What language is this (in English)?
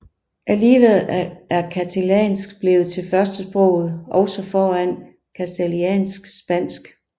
Danish